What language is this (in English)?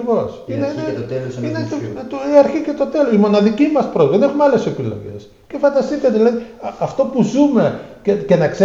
Greek